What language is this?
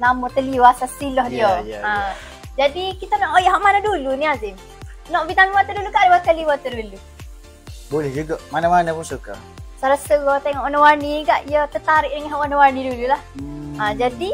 Malay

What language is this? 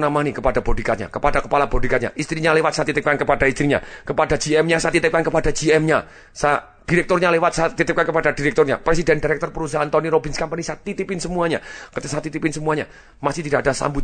Indonesian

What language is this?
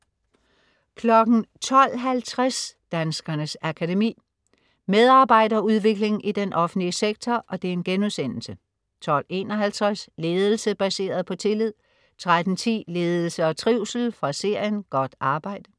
Danish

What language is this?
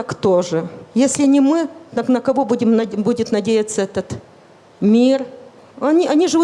Russian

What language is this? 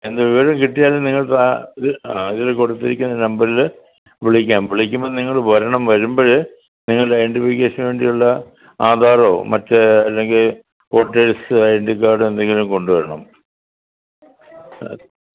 Malayalam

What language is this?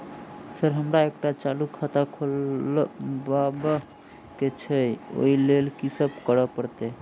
Maithili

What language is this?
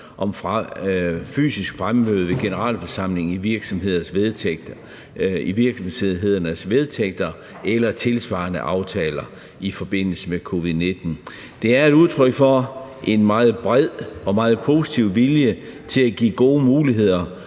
Danish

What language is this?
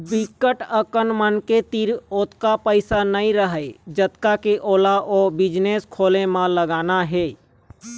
Chhattisgarhi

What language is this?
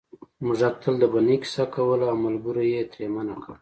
Pashto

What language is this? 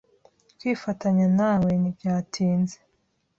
Kinyarwanda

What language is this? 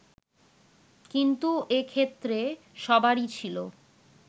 Bangla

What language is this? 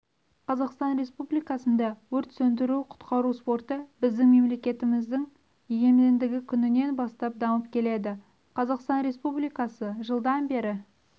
Kazakh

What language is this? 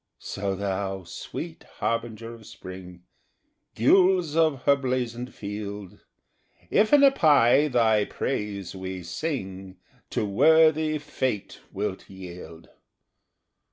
English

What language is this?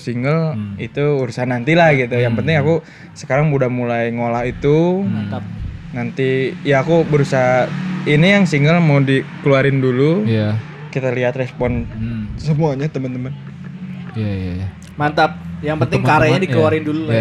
Indonesian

